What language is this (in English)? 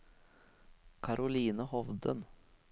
Norwegian